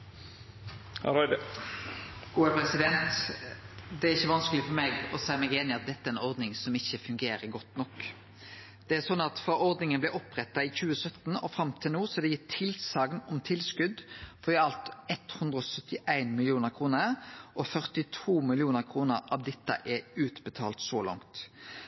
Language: Norwegian Nynorsk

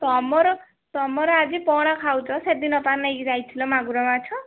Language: Odia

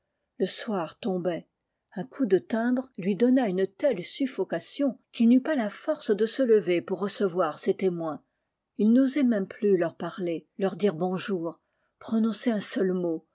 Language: French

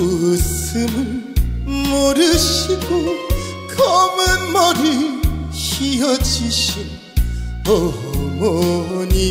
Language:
Korean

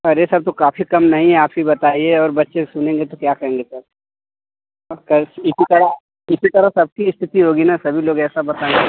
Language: Hindi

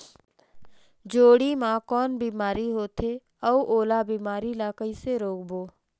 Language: Chhattisgarhi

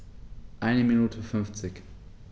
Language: German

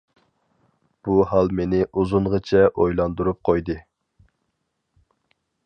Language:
Uyghur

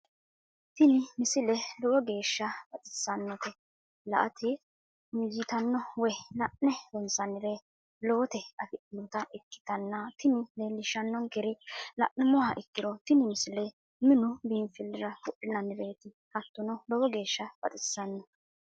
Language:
Sidamo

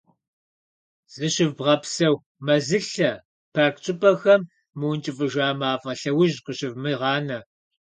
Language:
Kabardian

